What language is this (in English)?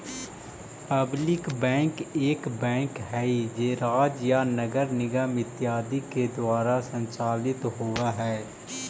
Magahi